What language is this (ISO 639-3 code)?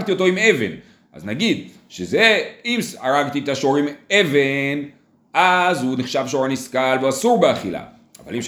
heb